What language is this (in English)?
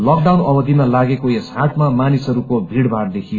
Nepali